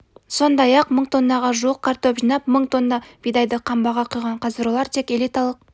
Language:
Kazakh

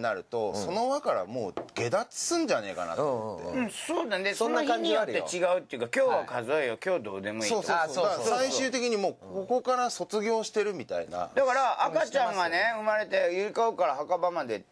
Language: Japanese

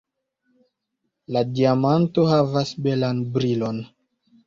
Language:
Esperanto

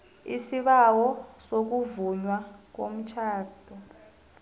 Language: South Ndebele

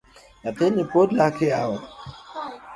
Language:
Luo (Kenya and Tanzania)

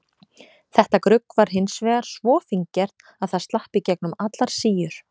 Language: Icelandic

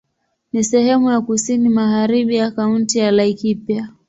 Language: Swahili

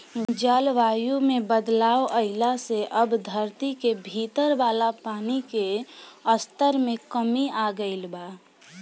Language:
Bhojpuri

